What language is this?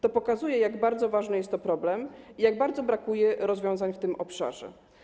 Polish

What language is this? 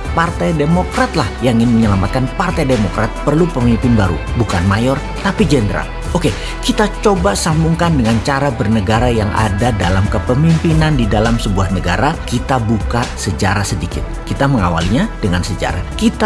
Indonesian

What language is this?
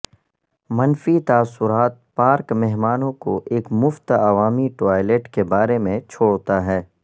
Urdu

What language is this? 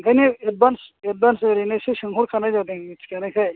Bodo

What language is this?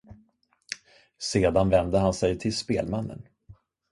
Swedish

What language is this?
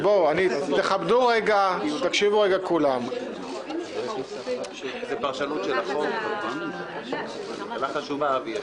Hebrew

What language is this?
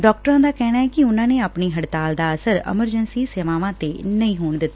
Punjabi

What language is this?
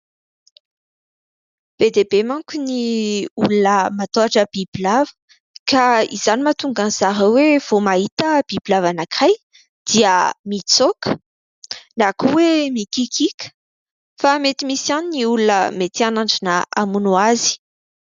Malagasy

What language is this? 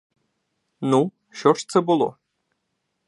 Ukrainian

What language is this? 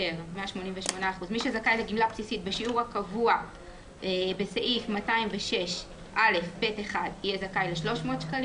Hebrew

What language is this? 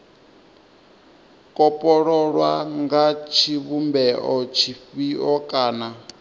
Venda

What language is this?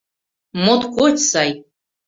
Mari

